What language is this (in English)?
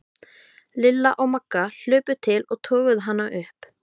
Icelandic